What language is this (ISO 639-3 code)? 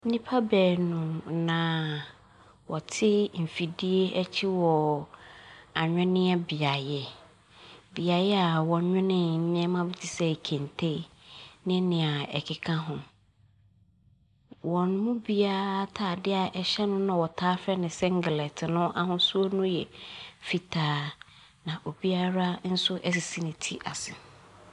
aka